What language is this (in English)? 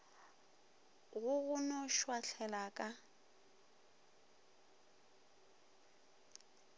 Northern Sotho